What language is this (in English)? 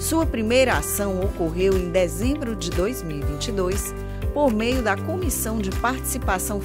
Portuguese